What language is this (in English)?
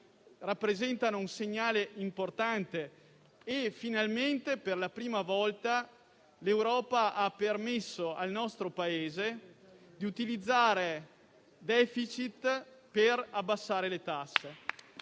Italian